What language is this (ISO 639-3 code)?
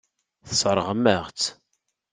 kab